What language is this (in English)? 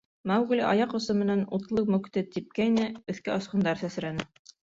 Bashkir